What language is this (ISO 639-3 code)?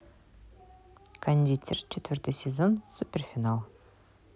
rus